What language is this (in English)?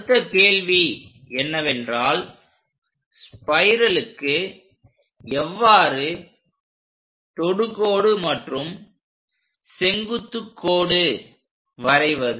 Tamil